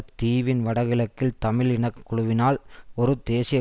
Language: Tamil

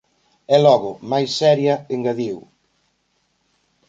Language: Galician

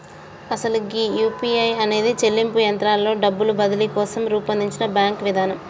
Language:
Telugu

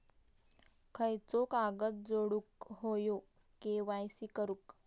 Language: Marathi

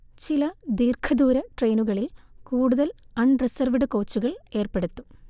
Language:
Malayalam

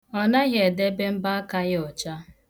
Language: Igbo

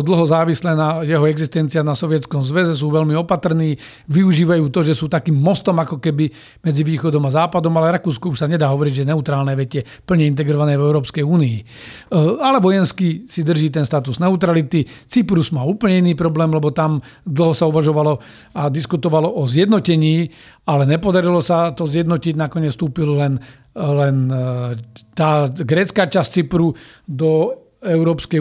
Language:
Slovak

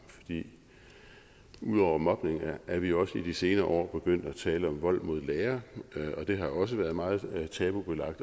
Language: Danish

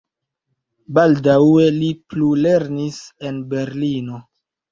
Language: Esperanto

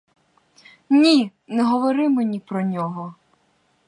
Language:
Ukrainian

